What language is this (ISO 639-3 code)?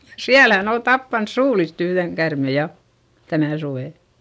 fin